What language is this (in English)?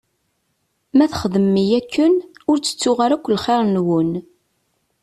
Kabyle